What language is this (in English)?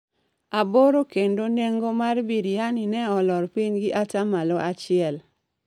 Luo (Kenya and Tanzania)